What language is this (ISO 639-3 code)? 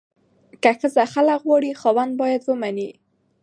pus